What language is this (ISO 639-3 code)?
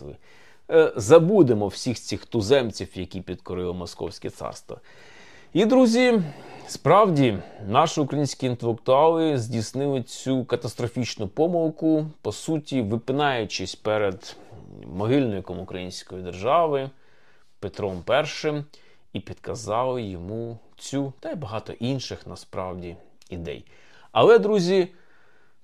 ukr